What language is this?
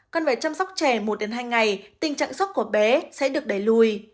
Vietnamese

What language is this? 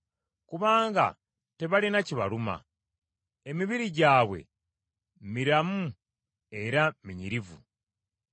Ganda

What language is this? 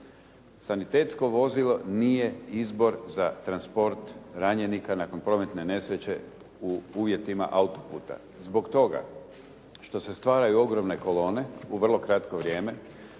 Croatian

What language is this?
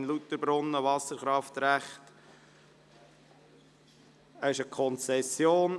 Swiss German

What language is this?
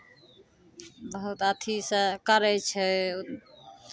Maithili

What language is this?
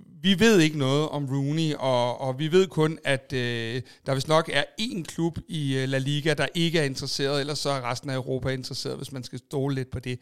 Danish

